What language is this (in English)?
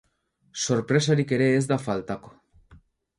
Basque